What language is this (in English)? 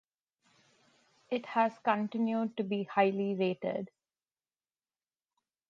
English